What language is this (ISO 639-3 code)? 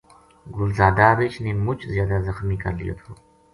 gju